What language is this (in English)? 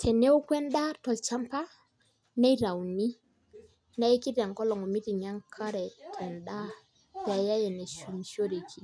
Masai